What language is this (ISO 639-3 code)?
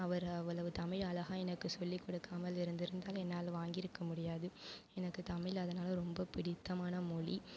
tam